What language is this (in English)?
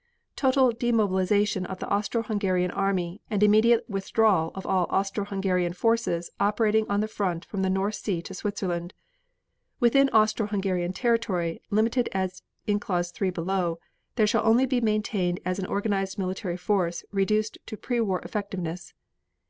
English